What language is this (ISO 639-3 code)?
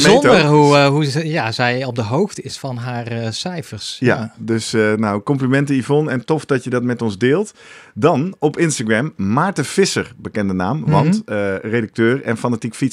nld